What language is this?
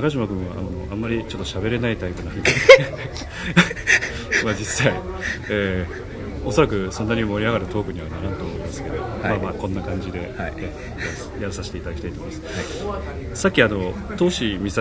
Japanese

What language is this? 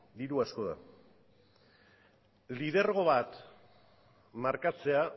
Basque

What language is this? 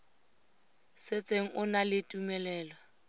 Tswana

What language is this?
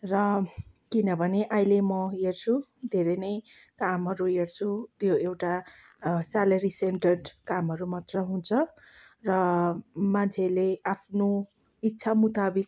Nepali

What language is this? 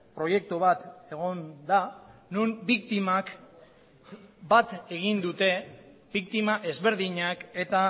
Basque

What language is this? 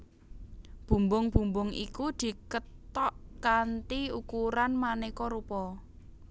Javanese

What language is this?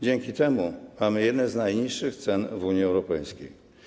Polish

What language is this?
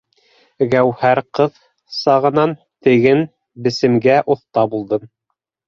Bashkir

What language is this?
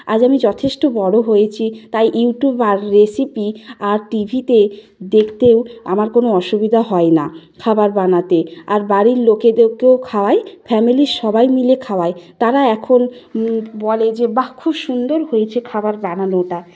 Bangla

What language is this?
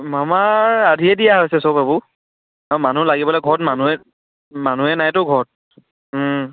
Assamese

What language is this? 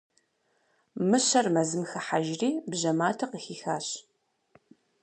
Kabardian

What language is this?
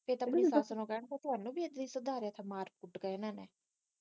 Punjabi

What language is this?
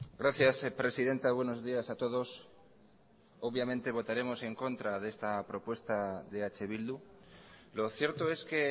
Spanish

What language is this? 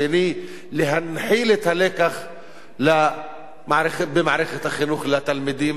Hebrew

